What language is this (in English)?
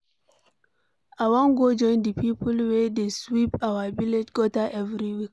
Nigerian Pidgin